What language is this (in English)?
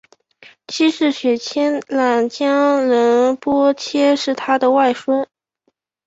Chinese